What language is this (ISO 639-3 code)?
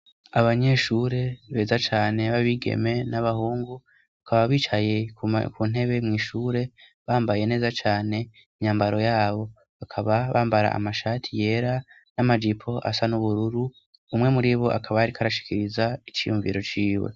run